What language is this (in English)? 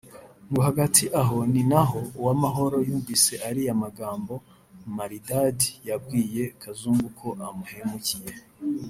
Kinyarwanda